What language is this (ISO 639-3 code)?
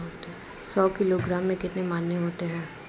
hin